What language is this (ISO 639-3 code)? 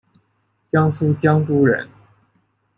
zho